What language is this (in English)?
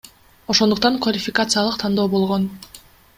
Kyrgyz